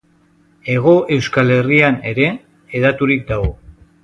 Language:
Basque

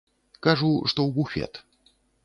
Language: Belarusian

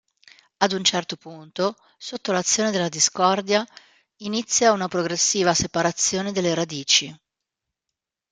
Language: Italian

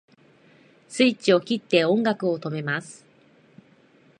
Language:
Japanese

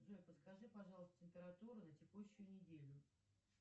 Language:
Russian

